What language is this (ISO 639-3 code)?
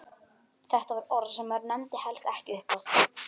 isl